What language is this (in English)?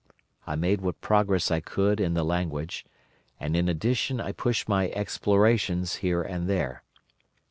English